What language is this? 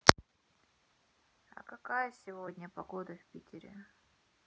Russian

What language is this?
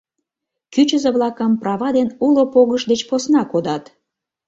Mari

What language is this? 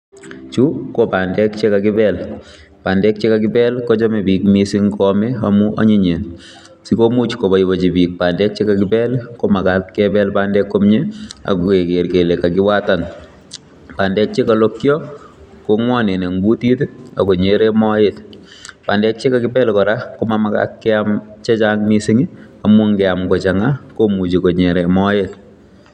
Kalenjin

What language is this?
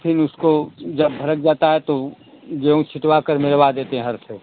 Hindi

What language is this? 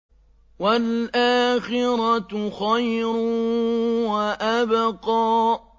Arabic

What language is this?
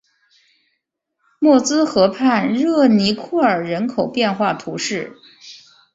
Chinese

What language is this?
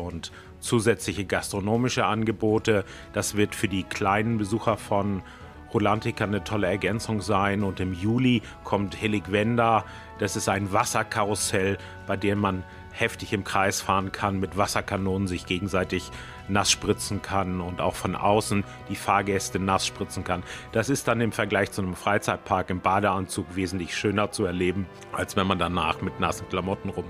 German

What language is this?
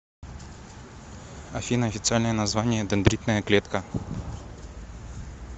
Russian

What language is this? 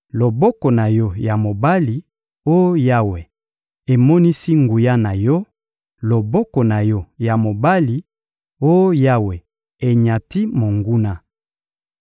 Lingala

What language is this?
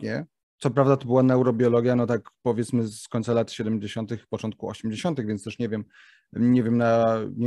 Polish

